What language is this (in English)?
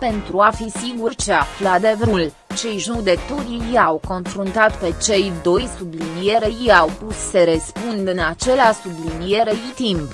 Romanian